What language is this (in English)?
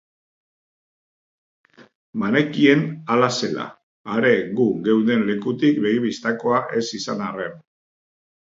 Basque